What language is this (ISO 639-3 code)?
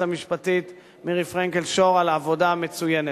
heb